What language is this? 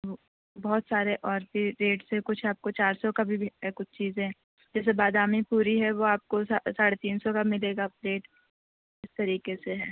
Urdu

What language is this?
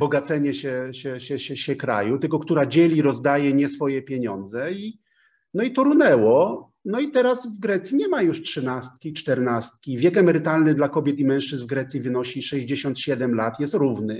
Polish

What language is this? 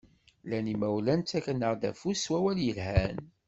Kabyle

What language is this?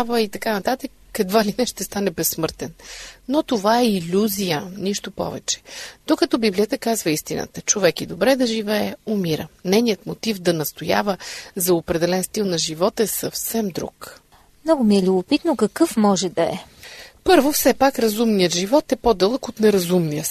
Bulgarian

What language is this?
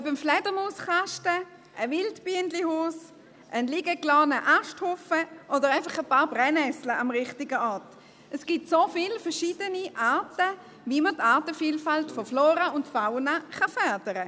Swiss German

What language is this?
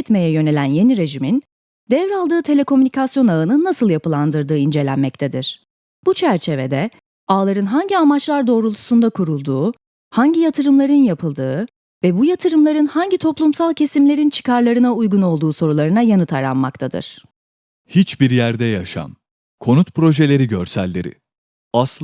Turkish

